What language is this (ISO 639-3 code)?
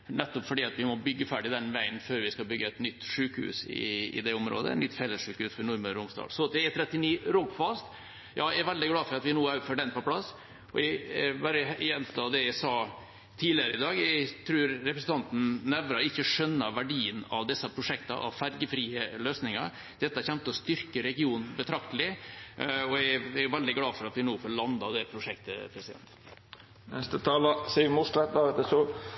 nor